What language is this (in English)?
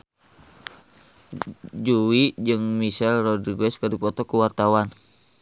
Sundanese